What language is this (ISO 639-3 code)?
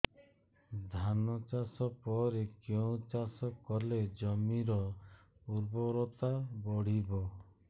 ori